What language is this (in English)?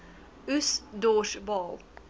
Afrikaans